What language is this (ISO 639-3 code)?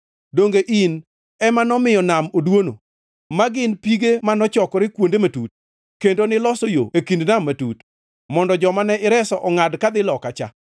luo